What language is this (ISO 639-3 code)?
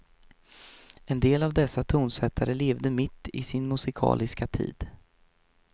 swe